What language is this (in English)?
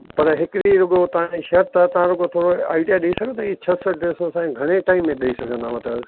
Sindhi